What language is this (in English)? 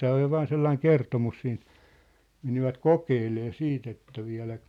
Finnish